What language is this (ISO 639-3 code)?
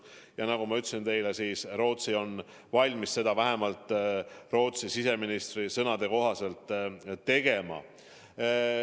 est